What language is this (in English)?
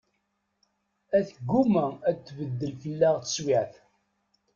Kabyle